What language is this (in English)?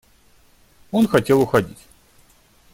Russian